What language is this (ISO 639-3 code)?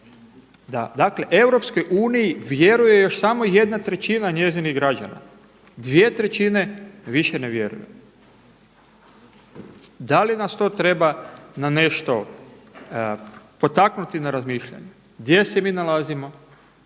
hrv